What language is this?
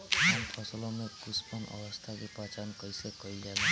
Bhojpuri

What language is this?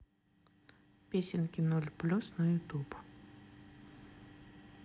Russian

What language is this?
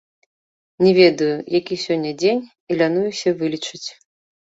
Belarusian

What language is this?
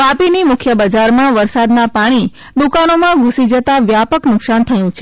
Gujarati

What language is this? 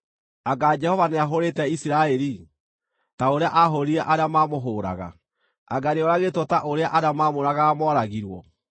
Kikuyu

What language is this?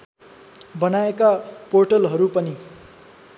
Nepali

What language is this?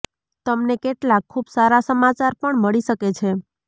Gujarati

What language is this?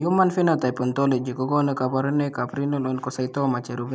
Kalenjin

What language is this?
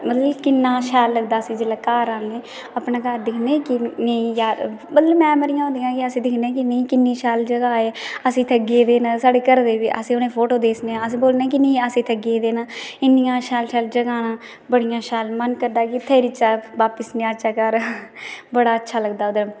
Dogri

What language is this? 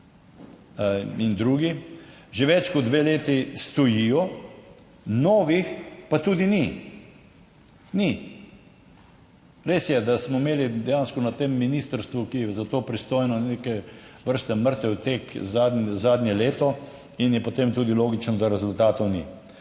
Slovenian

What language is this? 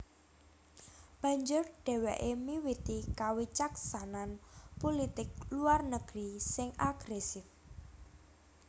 Javanese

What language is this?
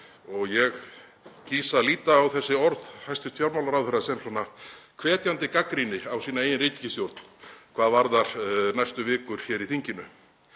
Icelandic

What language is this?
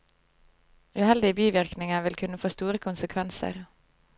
Norwegian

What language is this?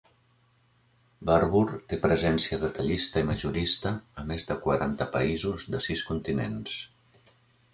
Catalan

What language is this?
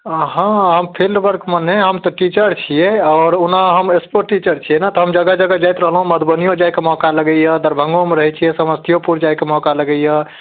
Maithili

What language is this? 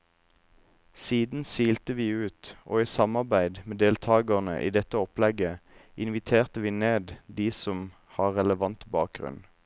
Norwegian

